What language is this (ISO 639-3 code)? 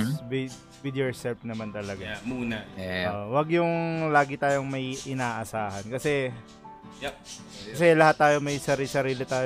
fil